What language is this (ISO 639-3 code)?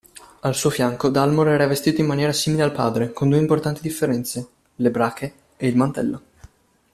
ita